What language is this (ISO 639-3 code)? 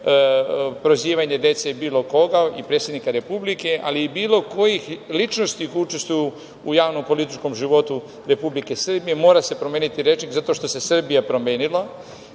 srp